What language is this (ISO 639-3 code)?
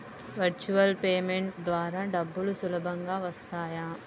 tel